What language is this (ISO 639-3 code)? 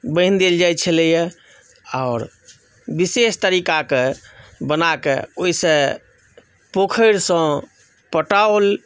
mai